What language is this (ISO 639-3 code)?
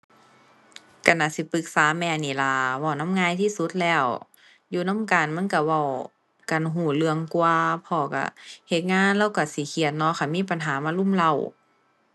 tha